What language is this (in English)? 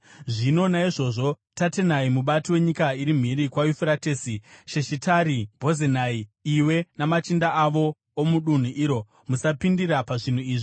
Shona